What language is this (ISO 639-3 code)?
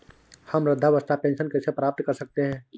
hin